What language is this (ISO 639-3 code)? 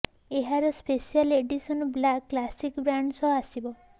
ori